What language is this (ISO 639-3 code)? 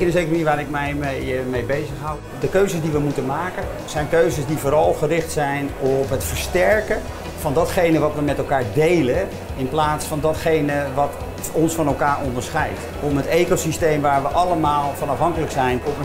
nld